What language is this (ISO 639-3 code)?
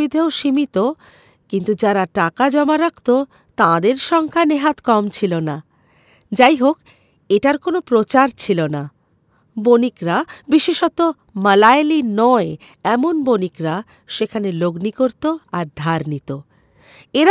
ben